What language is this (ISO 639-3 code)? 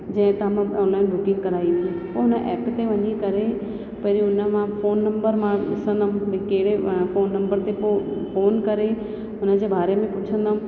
snd